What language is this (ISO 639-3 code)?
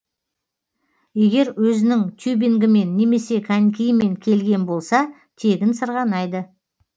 kaz